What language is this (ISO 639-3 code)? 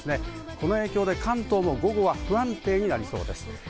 jpn